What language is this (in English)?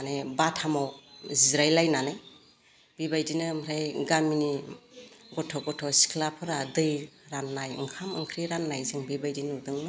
Bodo